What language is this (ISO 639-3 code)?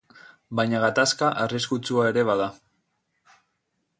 eus